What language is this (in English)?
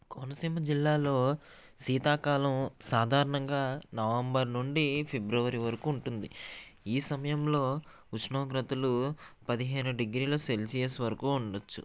Telugu